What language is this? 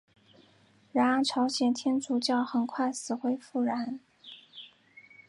Chinese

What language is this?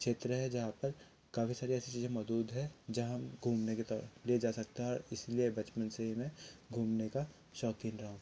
Hindi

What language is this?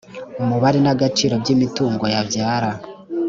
Kinyarwanda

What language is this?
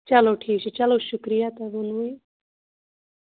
Kashmiri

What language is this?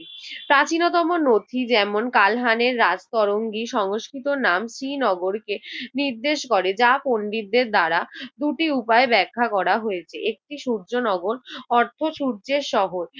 Bangla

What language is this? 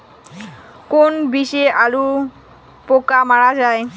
Bangla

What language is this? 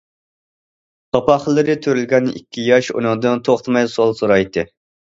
Uyghur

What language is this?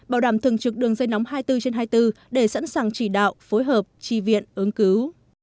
Vietnamese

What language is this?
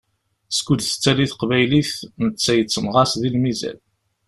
Kabyle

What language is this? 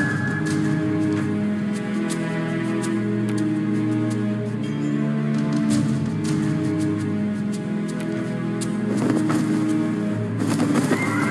Vietnamese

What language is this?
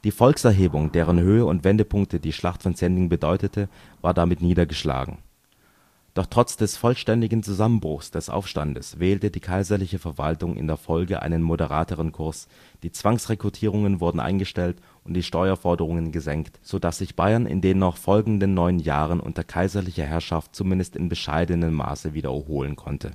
German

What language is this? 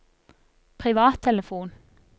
Norwegian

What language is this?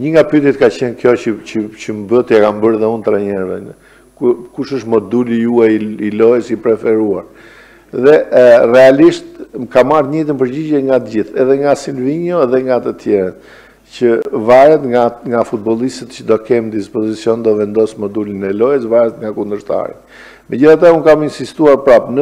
Romanian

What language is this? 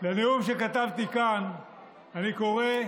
Hebrew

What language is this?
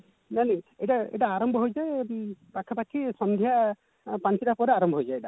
Odia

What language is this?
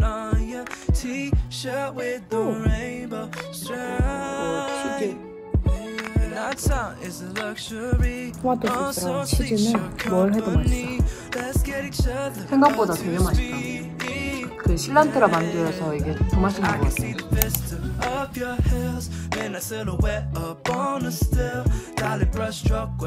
Korean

